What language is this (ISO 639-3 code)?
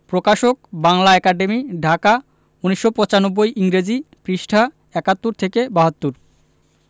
ben